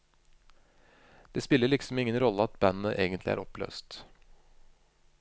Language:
Norwegian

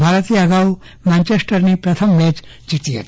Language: Gujarati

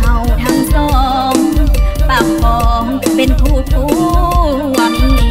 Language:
Thai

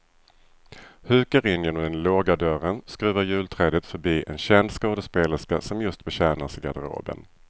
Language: Swedish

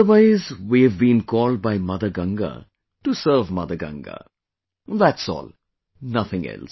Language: English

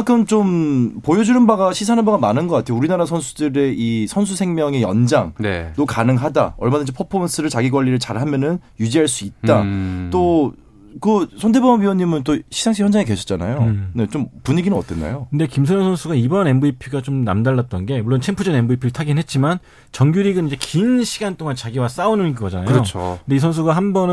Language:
Korean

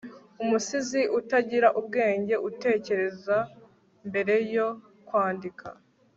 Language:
Kinyarwanda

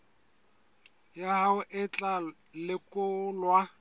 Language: Southern Sotho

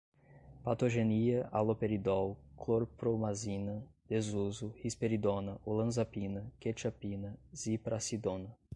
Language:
Portuguese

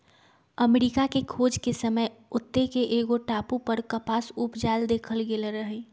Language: Magahi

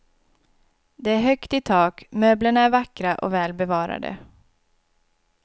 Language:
Swedish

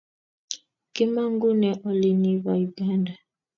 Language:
Kalenjin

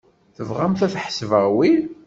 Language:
Kabyle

